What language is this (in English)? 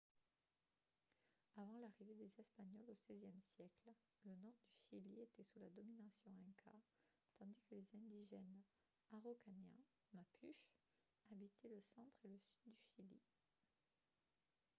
French